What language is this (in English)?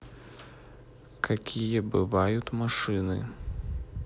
Russian